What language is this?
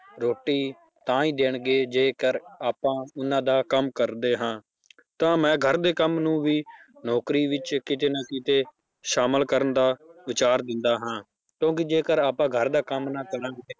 Punjabi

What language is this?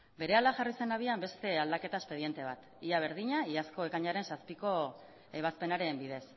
Basque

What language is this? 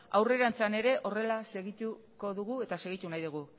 Basque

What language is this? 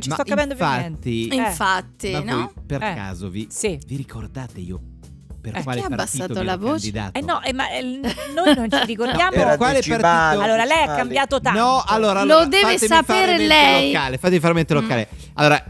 Italian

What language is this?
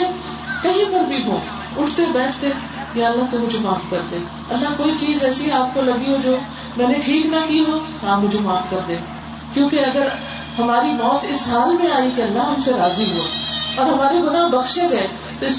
Urdu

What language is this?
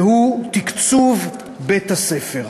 Hebrew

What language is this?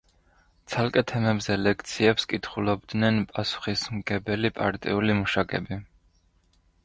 Georgian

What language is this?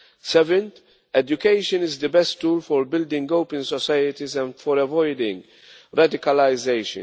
English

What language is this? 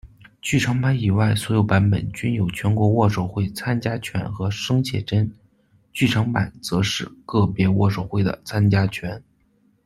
Chinese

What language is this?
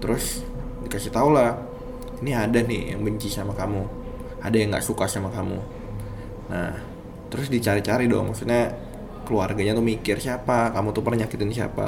Indonesian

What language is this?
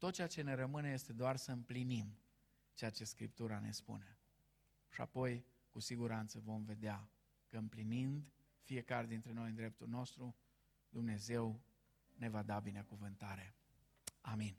Romanian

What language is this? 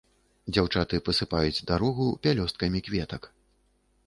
Belarusian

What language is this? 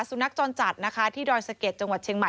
Thai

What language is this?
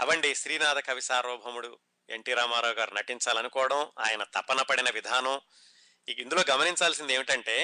Telugu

